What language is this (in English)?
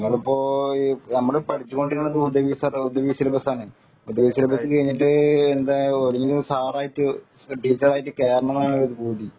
Malayalam